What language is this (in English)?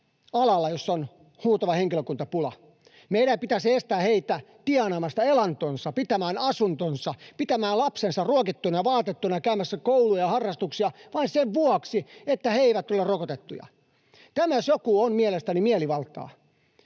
Finnish